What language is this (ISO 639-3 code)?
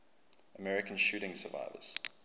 eng